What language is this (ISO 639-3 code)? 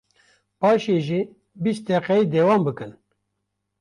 kur